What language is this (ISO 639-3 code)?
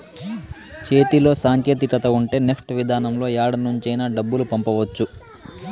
tel